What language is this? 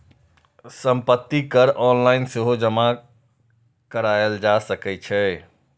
Maithili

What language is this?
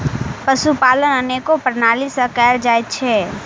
Maithili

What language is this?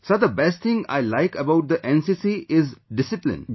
English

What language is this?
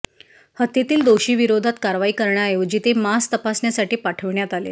Marathi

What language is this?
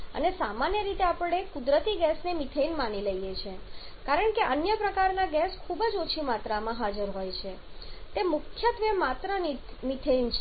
Gujarati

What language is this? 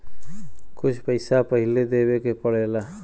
Bhojpuri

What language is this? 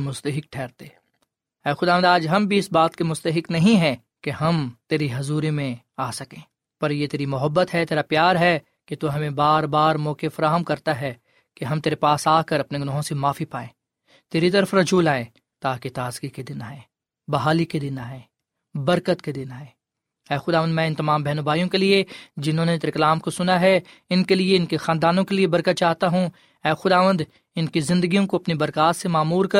Urdu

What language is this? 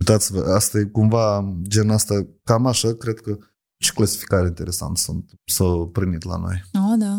Romanian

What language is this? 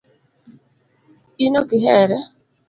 Luo (Kenya and Tanzania)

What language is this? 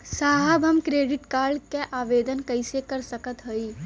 Bhojpuri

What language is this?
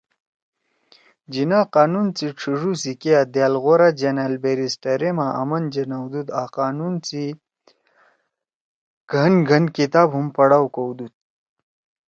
Torwali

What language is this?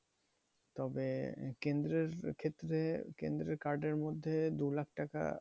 Bangla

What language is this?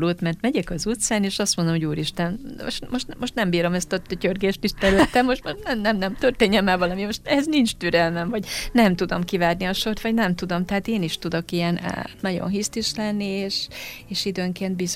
Hungarian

